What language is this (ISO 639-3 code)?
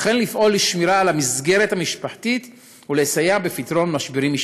heb